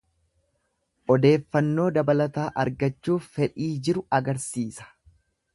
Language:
Oromo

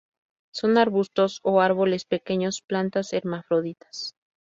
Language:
Spanish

